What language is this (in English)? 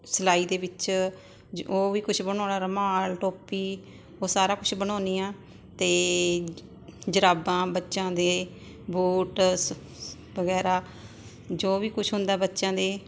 Punjabi